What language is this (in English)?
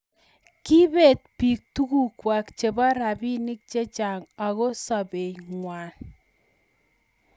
Kalenjin